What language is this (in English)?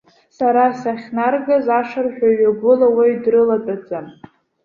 Abkhazian